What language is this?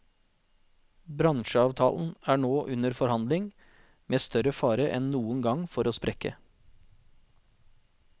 Norwegian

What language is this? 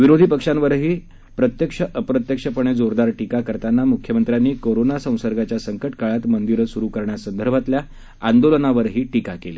Marathi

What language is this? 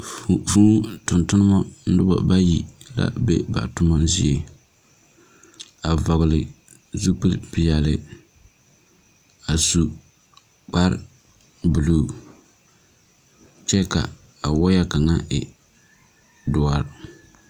Southern Dagaare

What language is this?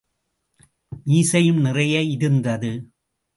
Tamil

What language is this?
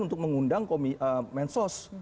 Indonesian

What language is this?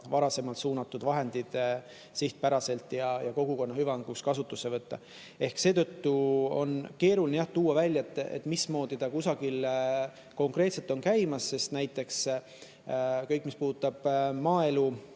Estonian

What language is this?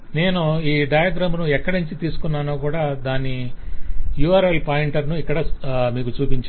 Telugu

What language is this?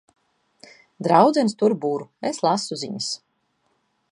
Latvian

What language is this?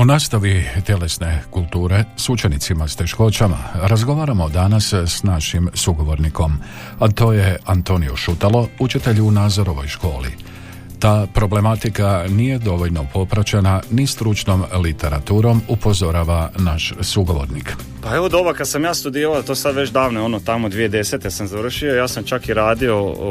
Croatian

